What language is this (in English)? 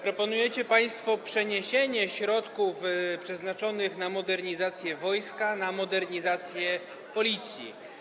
Polish